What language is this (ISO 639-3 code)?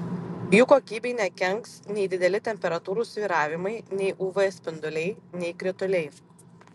lit